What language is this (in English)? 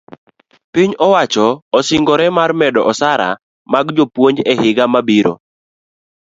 Luo (Kenya and Tanzania)